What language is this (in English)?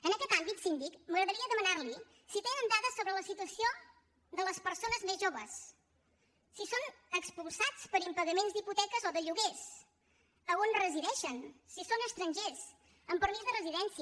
Catalan